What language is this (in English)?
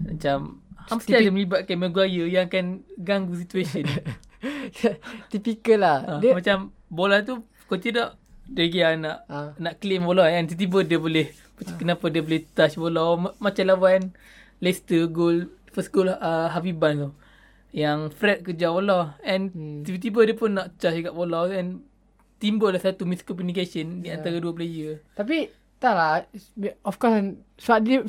Malay